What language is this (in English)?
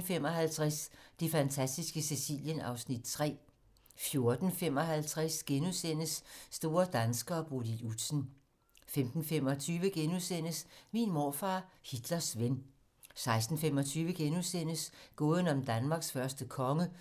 Danish